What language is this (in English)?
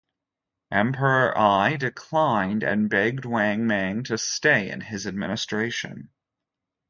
English